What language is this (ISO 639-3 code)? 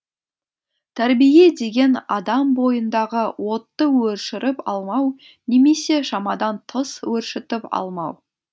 kaz